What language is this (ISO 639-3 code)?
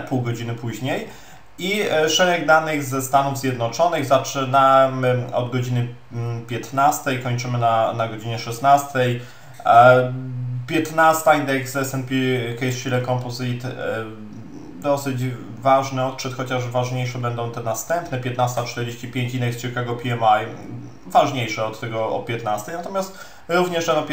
pol